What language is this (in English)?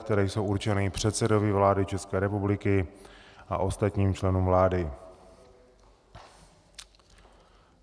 Czech